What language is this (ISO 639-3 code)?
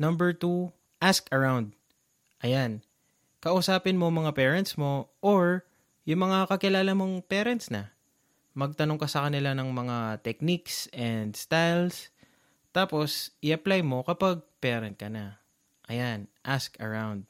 fil